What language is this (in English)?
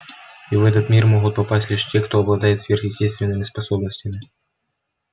Russian